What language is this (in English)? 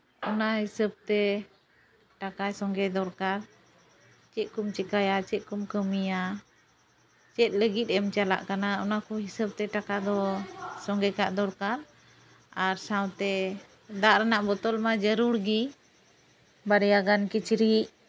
Santali